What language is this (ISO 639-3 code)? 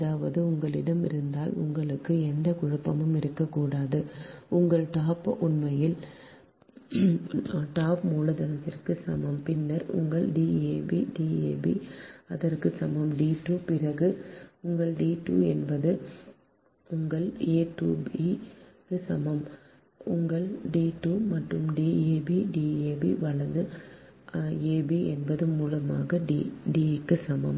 tam